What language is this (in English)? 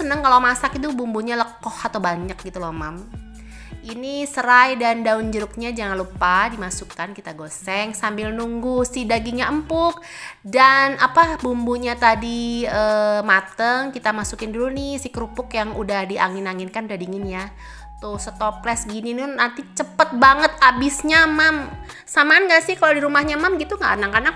Indonesian